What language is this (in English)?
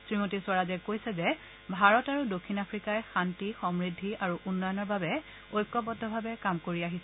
Assamese